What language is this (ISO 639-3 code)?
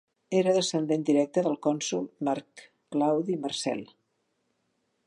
cat